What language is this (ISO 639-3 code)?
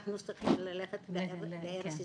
heb